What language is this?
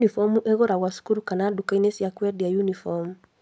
Kikuyu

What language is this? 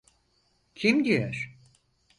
Turkish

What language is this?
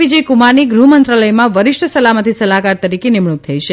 Gujarati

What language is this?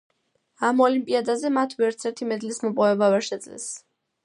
Georgian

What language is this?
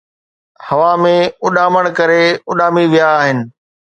Sindhi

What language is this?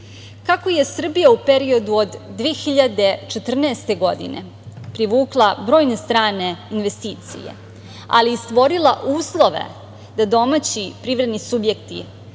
Serbian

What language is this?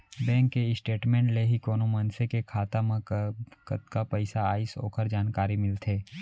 Chhattisgarhi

